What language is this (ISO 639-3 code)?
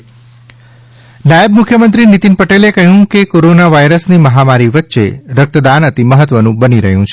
guj